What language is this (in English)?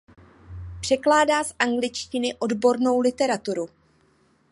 Czech